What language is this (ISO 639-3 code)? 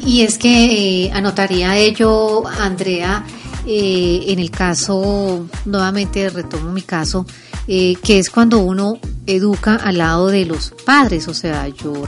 spa